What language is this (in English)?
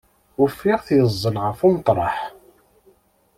Kabyle